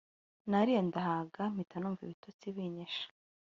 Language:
Kinyarwanda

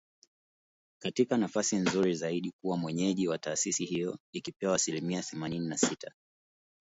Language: Swahili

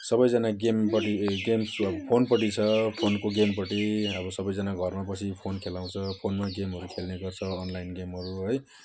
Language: Nepali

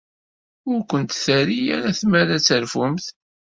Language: Kabyle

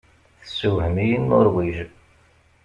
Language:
Kabyle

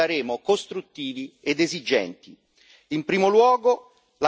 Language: Italian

